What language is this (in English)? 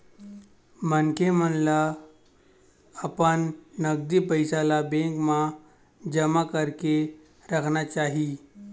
Chhattisgarhi